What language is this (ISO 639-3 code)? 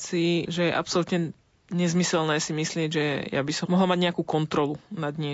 slk